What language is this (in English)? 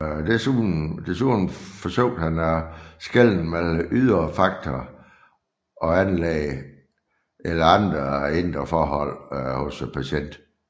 Danish